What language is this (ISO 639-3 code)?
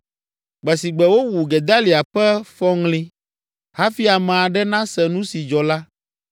ewe